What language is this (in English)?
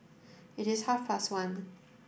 English